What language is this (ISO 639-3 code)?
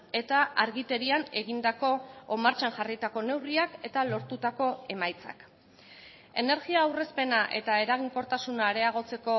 eus